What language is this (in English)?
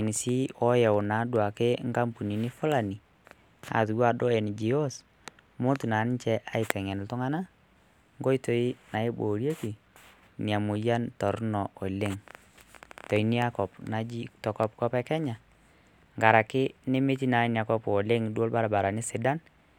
Masai